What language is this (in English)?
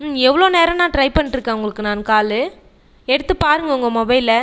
Tamil